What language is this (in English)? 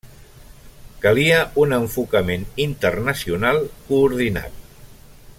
Catalan